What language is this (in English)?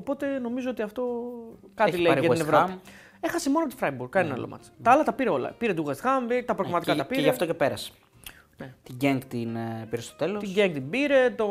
Greek